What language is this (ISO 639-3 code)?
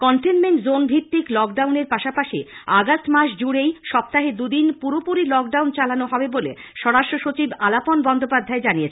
ben